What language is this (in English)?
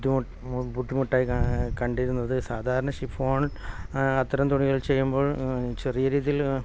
Malayalam